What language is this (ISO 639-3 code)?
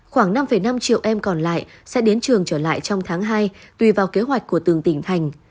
vie